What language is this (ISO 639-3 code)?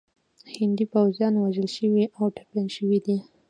pus